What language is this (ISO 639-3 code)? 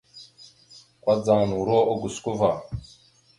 mxu